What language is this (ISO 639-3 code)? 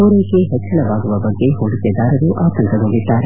kan